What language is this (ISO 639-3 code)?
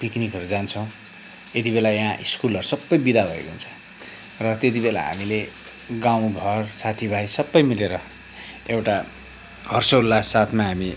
nep